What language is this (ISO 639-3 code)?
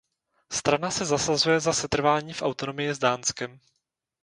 ces